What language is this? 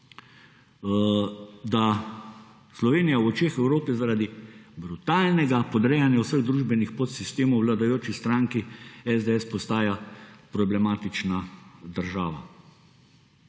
Slovenian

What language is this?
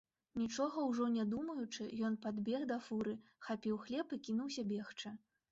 Belarusian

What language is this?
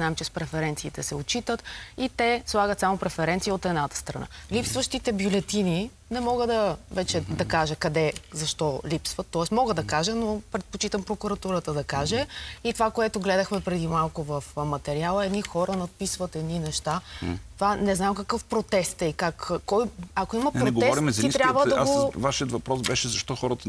Bulgarian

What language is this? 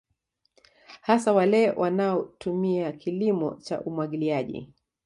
Swahili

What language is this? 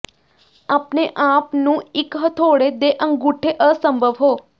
Punjabi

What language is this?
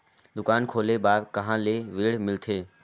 Chhattisgarhi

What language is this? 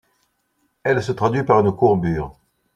French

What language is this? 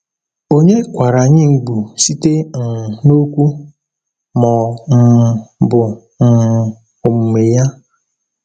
Igbo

